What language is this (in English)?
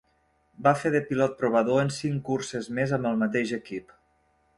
Catalan